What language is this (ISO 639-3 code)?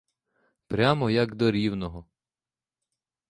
ukr